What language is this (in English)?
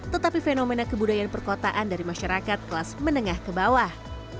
Indonesian